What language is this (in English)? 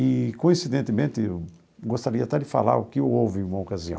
Portuguese